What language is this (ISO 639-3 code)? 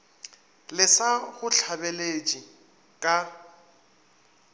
nso